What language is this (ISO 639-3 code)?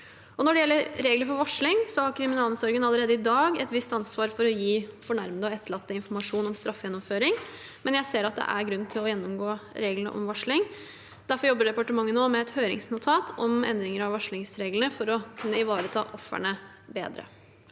nor